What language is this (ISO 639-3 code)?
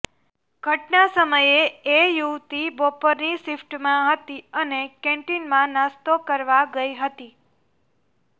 guj